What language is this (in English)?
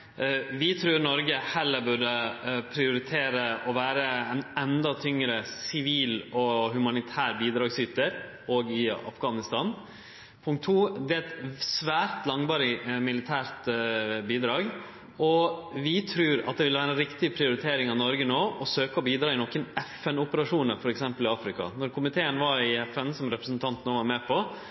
Norwegian Nynorsk